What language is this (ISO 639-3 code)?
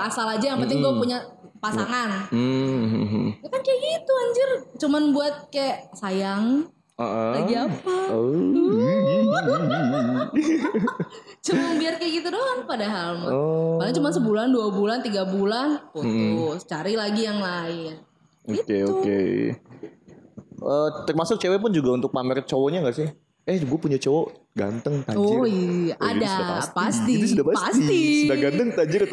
ind